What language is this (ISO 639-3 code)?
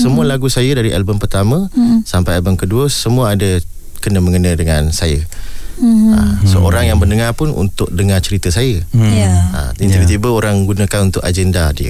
msa